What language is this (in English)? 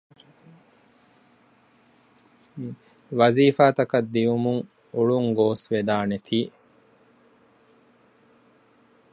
Divehi